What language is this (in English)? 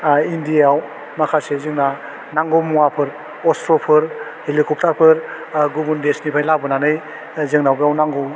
Bodo